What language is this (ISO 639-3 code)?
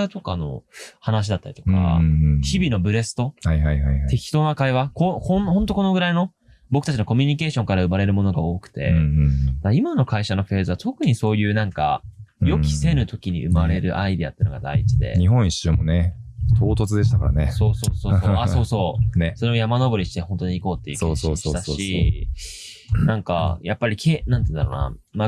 jpn